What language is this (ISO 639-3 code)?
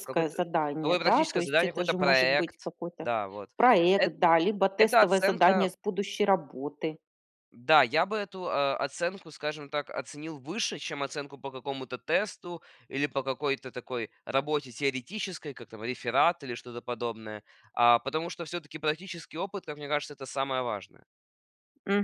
rus